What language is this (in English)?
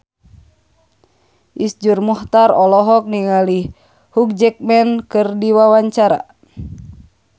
Sundanese